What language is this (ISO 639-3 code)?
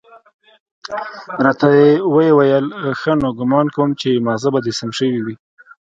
pus